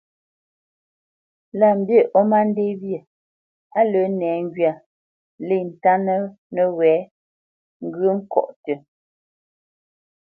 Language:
Bamenyam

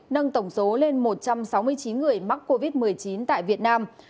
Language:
Vietnamese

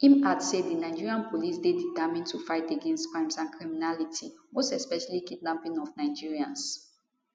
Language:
Nigerian Pidgin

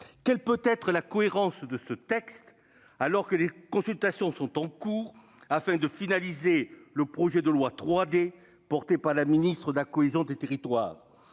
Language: French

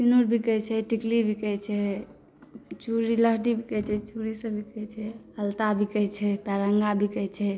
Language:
Maithili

